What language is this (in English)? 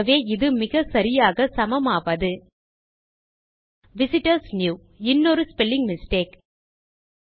Tamil